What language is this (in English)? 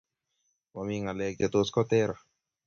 Kalenjin